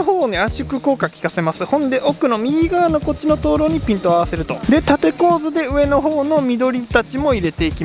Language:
Japanese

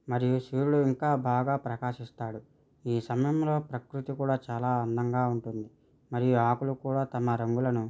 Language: Telugu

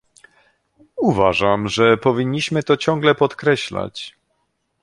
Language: Polish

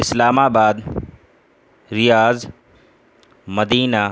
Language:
Urdu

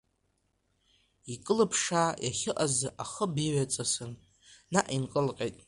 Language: Abkhazian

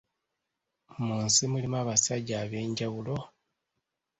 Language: Ganda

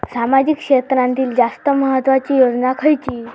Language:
Marathi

